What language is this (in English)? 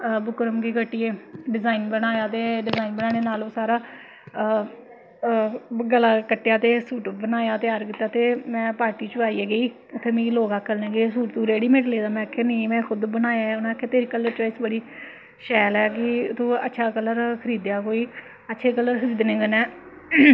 Dogri